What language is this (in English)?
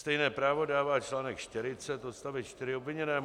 Czech